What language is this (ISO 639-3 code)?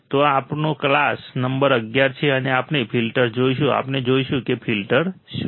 guj